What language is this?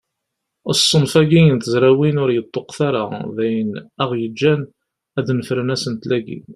Kabyle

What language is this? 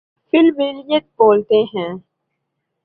Urdu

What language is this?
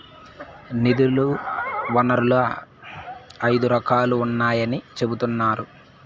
Telugu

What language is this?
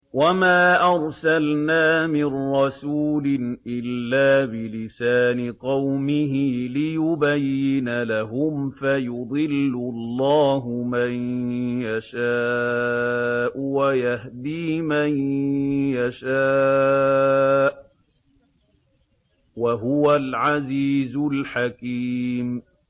Arabic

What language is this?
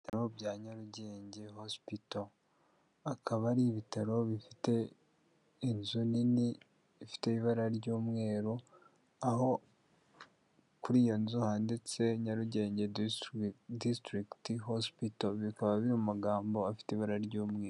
Kinyarwanda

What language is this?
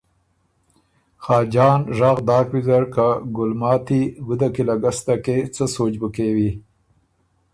Ormuri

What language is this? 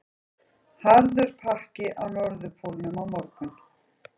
Icelandic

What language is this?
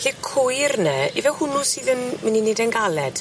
Welsh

